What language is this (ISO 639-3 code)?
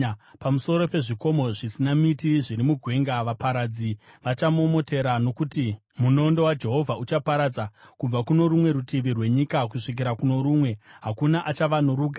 sna